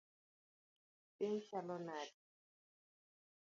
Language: Luo (Kenya and Tanzania)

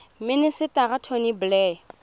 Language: Tswana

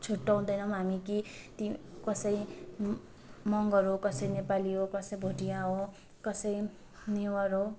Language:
Nepali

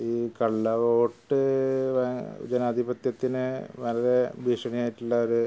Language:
Malayalam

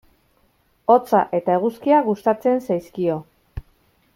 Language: Basque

